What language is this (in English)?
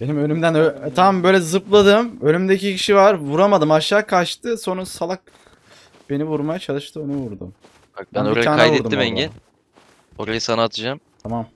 Turkish